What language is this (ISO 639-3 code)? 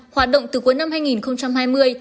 vie